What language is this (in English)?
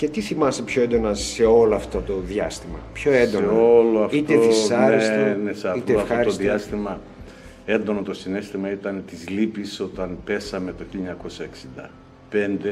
Greek